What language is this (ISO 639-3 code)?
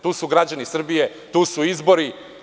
srp